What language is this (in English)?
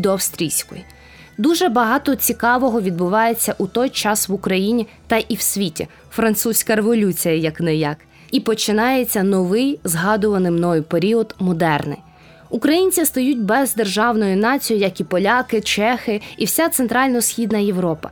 Ukrainian